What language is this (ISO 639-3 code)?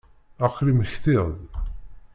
kab